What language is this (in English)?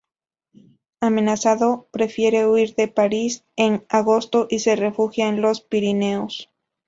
Spanish